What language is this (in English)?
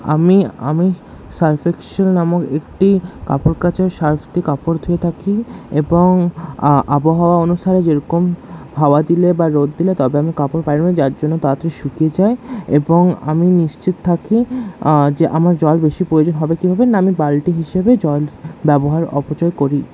Bangla